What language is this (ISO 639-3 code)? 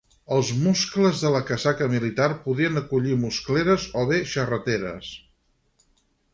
cat